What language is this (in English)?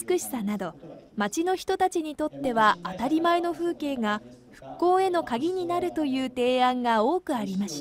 Japanese